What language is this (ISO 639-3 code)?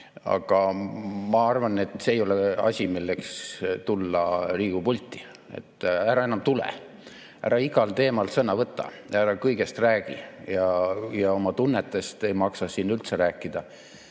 est